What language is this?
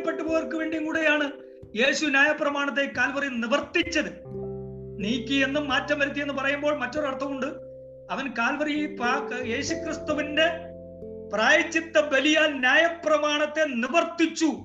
Malayalam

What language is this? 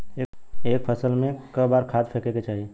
Bhojpuri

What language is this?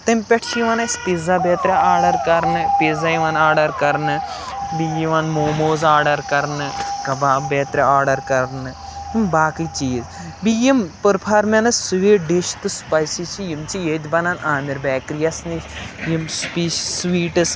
Kashmiri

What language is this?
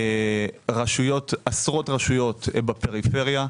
Hebrew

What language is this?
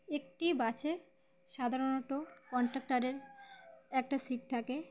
Bangla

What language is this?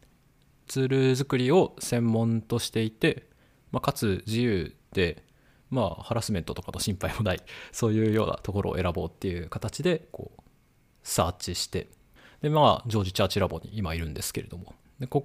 Japanese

